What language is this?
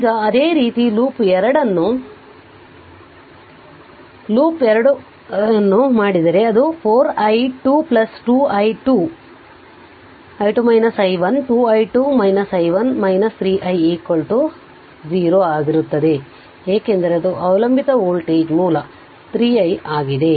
Kannada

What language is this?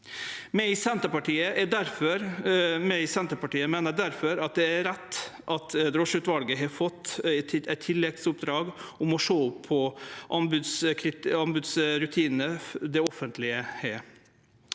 Norwegian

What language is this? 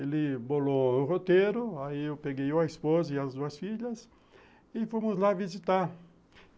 Portuguese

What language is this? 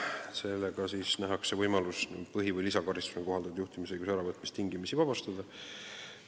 Estonian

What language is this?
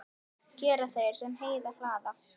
Icelandic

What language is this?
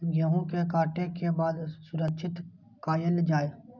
Maithili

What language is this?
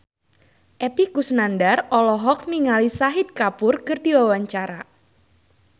Sundanese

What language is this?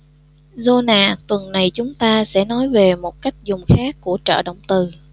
Vietnamese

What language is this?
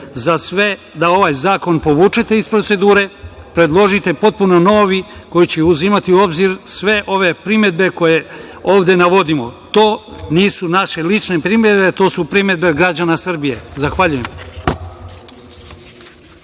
Serbian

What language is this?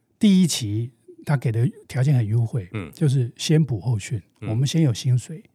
Chinese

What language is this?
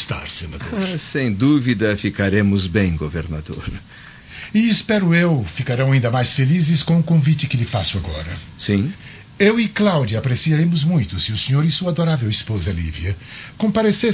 Portuguese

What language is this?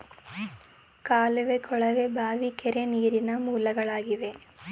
Kannada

